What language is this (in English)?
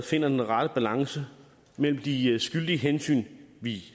Danish